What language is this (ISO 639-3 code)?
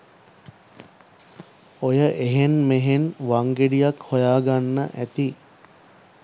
sin